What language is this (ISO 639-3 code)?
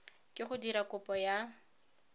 tsn